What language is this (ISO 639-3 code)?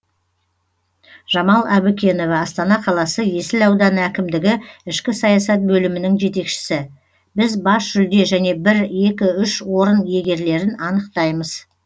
kaz